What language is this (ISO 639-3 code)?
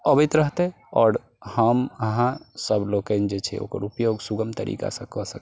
mai